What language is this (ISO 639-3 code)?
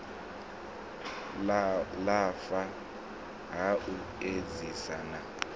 ven